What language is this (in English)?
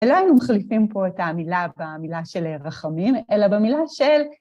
Hebrew